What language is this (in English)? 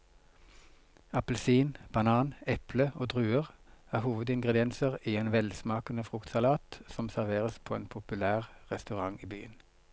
Norwegian